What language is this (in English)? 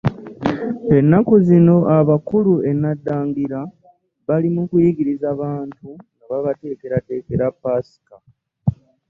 Ganda